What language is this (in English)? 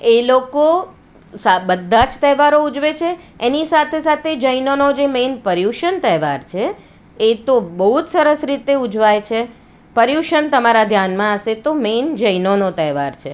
Gujarati